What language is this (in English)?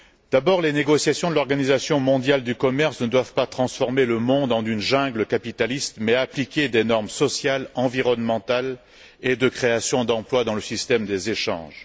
French